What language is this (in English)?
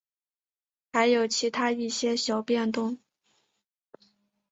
Chinese